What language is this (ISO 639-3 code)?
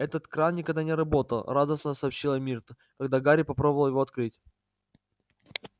rus